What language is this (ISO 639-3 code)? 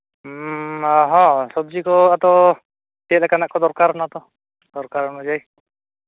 sat